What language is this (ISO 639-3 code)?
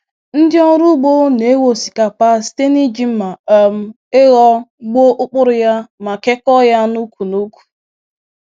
ibo